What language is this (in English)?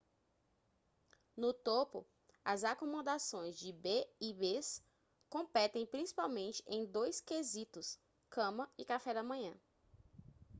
Portuguese